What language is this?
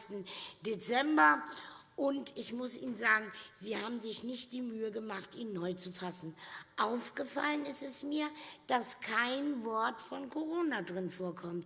German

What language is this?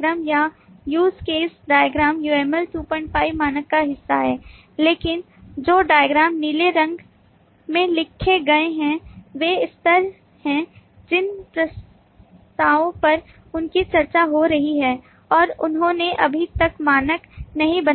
Hindi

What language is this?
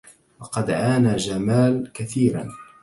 Arabic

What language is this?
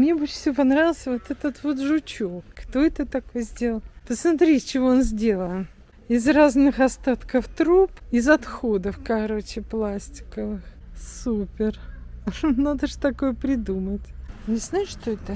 Russian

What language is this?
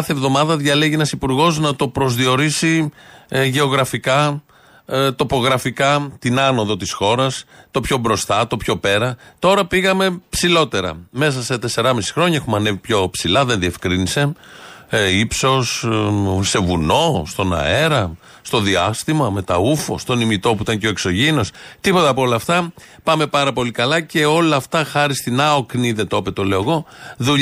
Greek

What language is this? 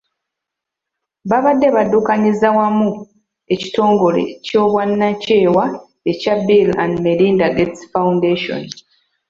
Ganda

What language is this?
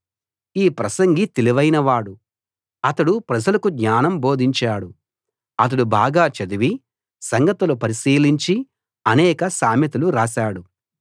Telugu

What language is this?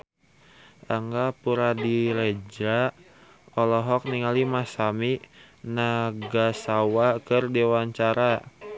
Sundanese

